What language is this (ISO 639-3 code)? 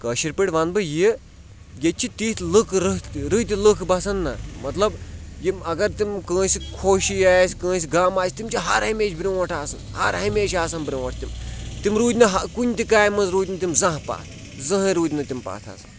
kas